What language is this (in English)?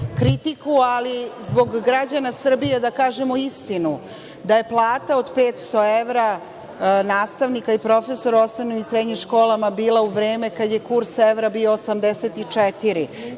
Serbian